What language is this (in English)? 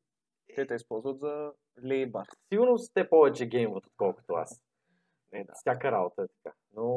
Bulgarian